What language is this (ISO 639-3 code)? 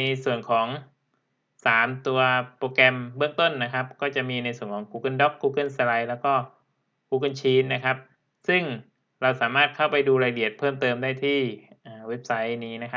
tha